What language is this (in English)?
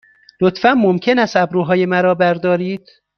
Persian